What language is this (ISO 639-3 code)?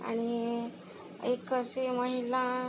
mar